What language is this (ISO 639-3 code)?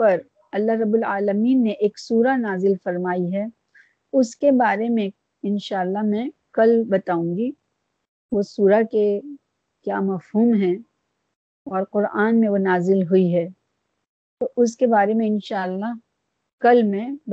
urd